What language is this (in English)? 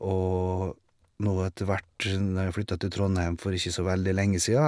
Norwegian